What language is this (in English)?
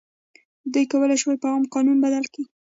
Pashto